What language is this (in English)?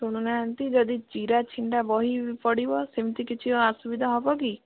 Odia